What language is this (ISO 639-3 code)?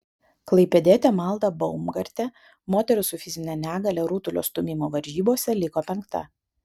lit